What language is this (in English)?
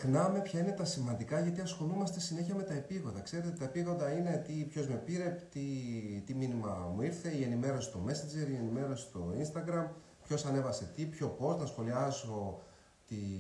Greek